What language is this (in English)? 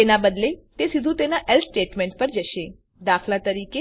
Gujarati